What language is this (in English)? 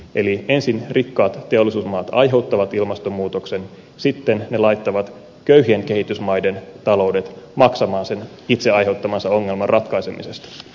Finnish